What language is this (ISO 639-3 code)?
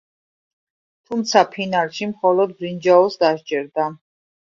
kat